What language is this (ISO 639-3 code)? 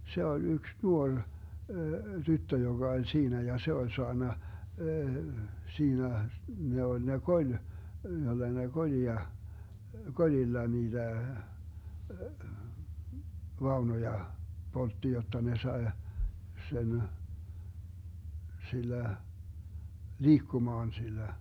fin